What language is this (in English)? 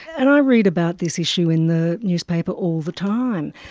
English